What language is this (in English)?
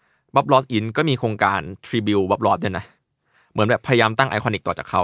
Thai